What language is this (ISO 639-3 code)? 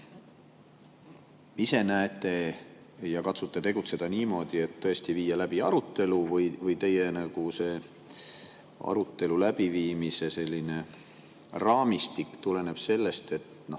est